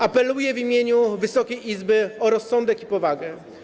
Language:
Polish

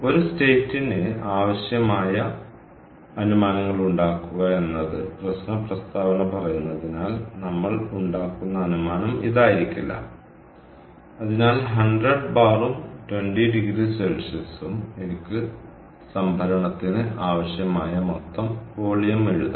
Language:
Malayalam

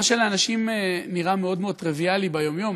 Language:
Hebrew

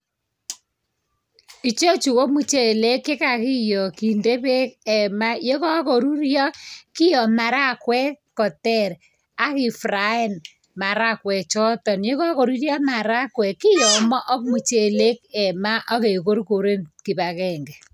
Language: Kalenjin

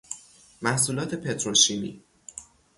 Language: Persian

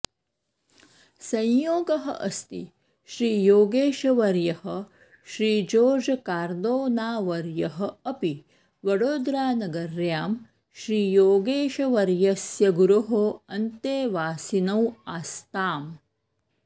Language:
Sanskrit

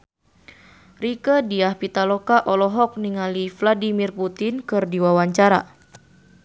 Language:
Sundanese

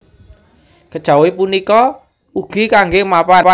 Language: Javanese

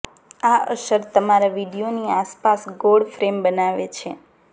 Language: Gujarati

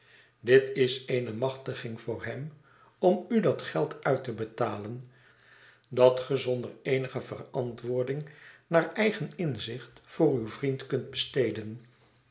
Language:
Dutch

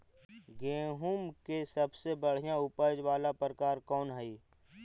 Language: Magahi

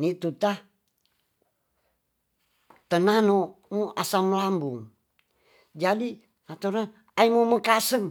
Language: Tonsea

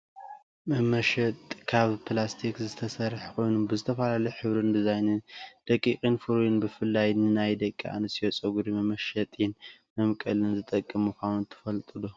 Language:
Tigrinya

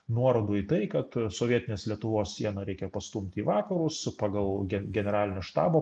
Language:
Lithuanian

